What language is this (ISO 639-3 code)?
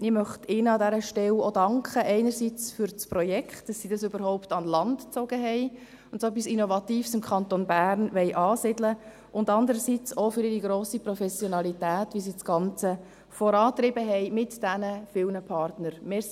gsw